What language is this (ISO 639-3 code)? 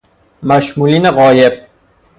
fas